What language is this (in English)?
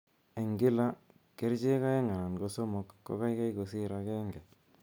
Kalenjin